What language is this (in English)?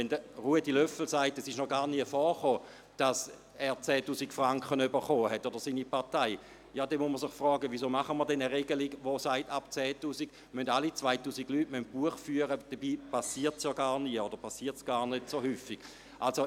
Swiss German